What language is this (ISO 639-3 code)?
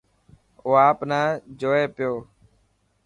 mki